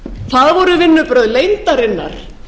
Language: Icelandic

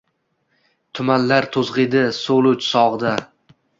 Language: Uzbek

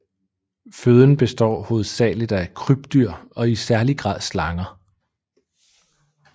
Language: Danish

